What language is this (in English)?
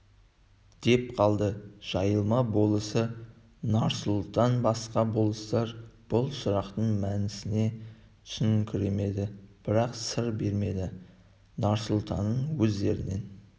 Kazakh